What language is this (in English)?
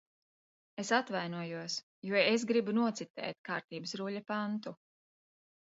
Latvian